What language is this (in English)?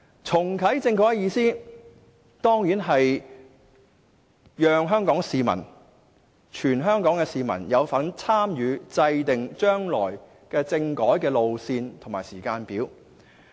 Cantonese